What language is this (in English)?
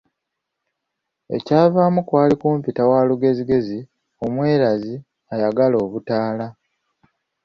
Ganda